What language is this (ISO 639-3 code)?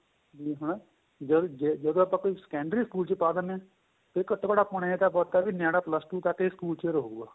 pan